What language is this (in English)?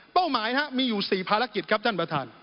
Thai